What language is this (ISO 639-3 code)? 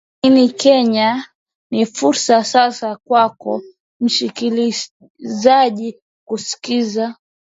swa